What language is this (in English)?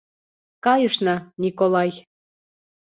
Mari